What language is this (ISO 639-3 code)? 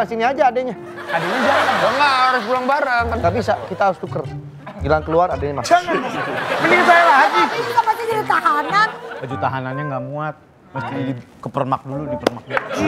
ind